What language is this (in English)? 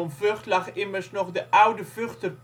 Dutch